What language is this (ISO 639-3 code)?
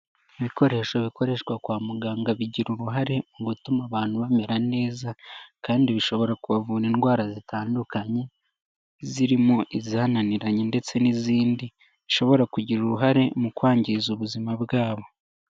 kin